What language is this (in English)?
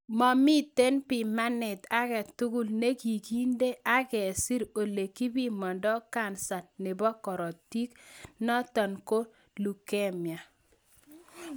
Kalenjin